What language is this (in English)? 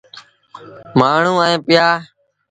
Sindhi Bhil